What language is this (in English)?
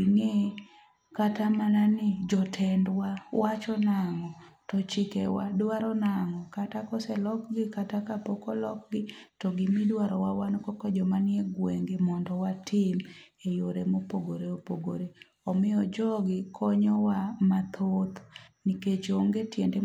Luo (Kenya and Tanzania)